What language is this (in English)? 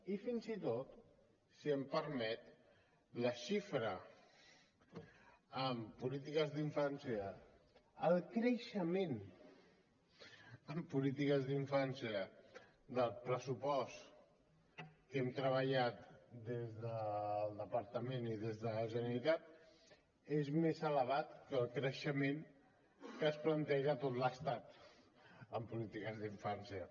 Catalan